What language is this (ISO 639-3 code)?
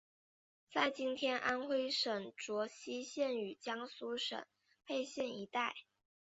zho